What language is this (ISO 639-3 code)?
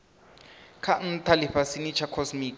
ven